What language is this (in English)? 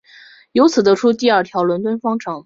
Chinese